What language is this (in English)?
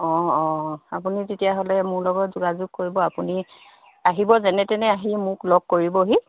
Assamese